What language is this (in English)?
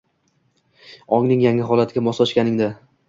Uzbek